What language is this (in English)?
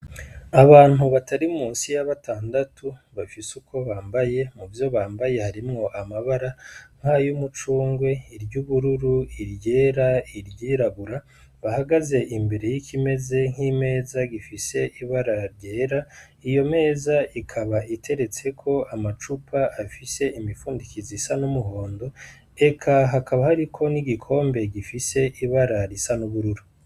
Rundi